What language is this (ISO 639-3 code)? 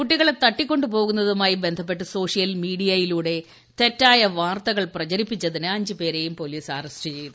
mal